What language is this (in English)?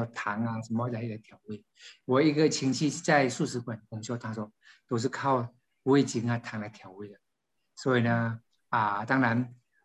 Chinese